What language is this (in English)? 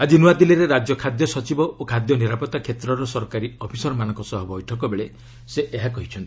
Odia